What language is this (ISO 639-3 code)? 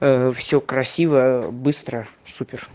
rus